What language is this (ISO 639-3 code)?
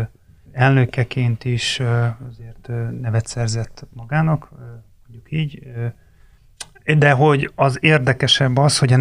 hun